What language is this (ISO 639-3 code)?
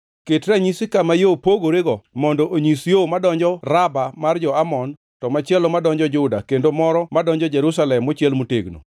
luo